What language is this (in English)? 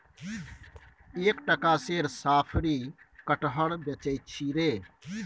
Maithili